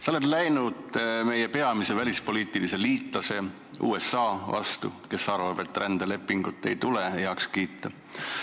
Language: Estonian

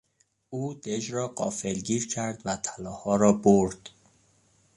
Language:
Persian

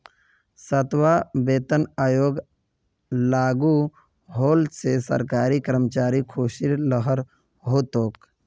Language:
Magahi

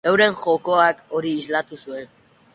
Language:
Basque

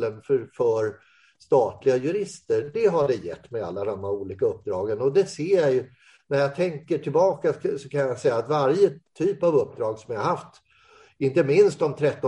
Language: Swedish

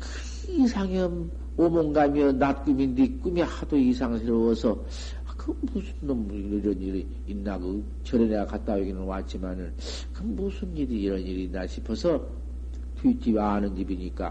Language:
Korean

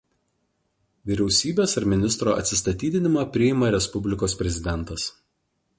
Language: Lithuanian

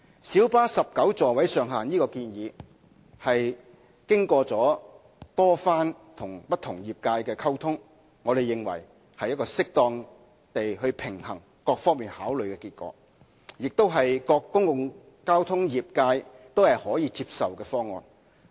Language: Cantonese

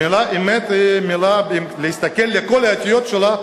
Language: Hebrew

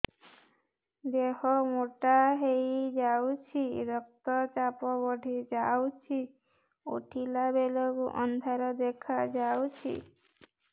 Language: Odia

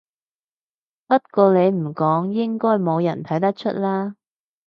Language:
Cantonese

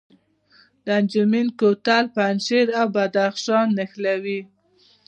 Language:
Pashto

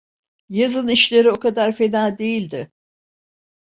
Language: Turkish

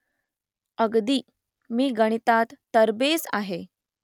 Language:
Marathi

